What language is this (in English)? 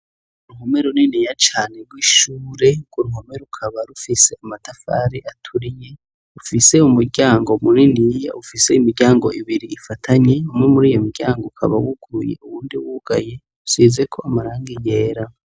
Rundi